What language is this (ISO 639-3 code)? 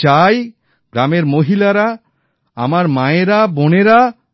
ben